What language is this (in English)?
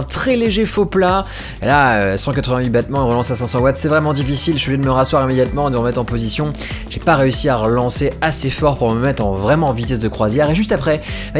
French